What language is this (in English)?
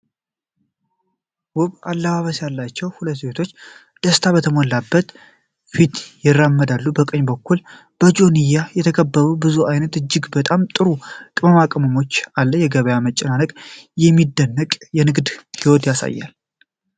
Amharic